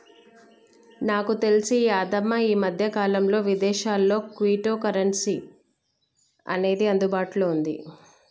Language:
Telugu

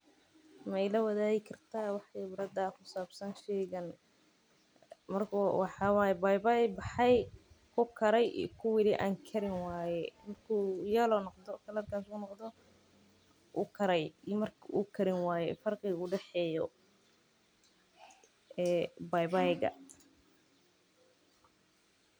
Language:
Somali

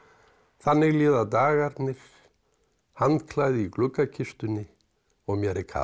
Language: Icelandic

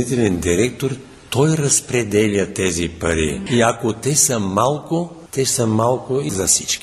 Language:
Bulgarian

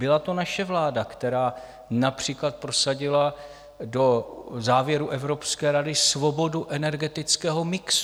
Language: Czech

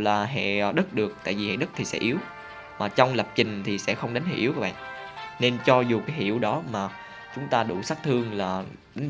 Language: Vietnamese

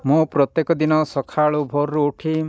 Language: Odia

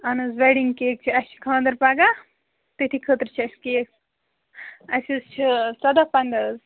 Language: Kashmiri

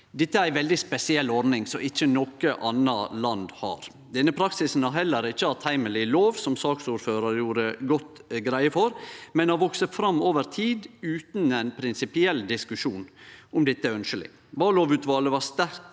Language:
Norwegian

